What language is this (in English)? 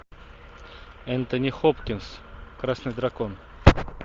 Russian